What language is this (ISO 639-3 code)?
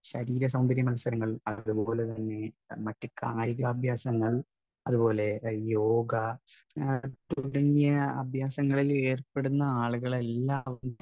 mal